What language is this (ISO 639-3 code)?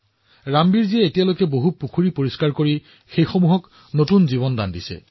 asm